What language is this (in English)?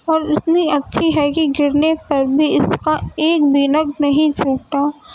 Urdu